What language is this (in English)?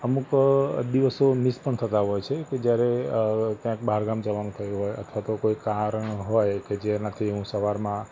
Gujarati